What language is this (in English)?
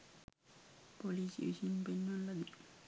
Sinhala